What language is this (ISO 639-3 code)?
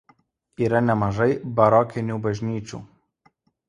lit